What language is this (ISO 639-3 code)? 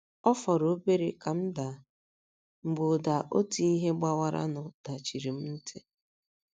ibo